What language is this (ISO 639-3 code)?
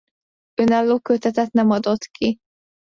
hun